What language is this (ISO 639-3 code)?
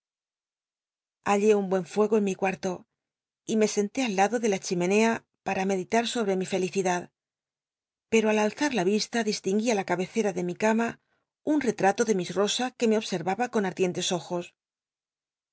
spa